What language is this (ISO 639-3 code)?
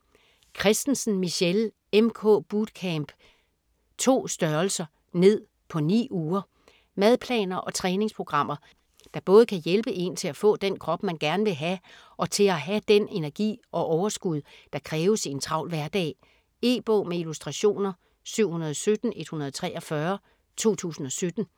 dan